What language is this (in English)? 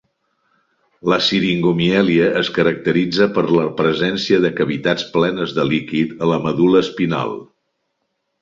Catalan